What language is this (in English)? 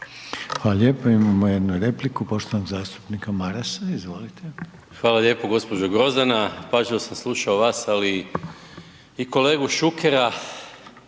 Croatian